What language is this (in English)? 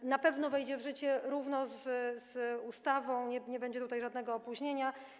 Polish